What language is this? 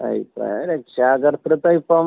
Malayalam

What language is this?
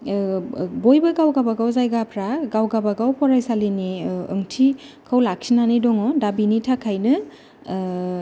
Bodo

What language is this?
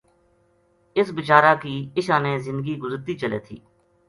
Gujari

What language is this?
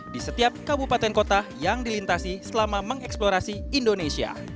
Indonesian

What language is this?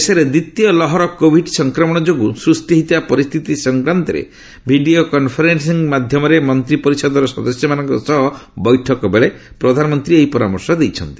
Odia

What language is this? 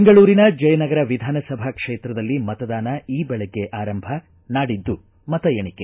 Kannada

